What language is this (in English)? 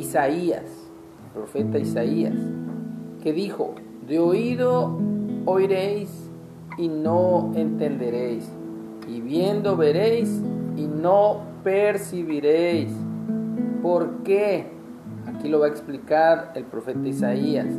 Spanish